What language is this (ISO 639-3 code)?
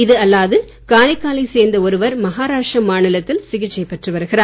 tam